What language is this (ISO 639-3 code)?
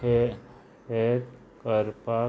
kok